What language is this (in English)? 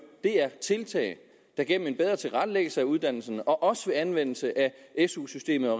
Danish